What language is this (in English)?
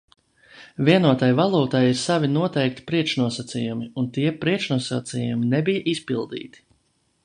Latvian